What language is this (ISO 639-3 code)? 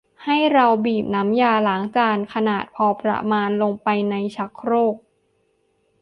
tha